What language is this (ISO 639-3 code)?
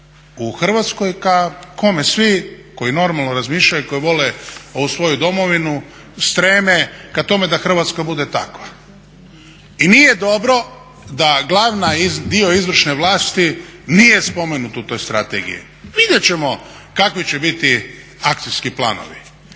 hrv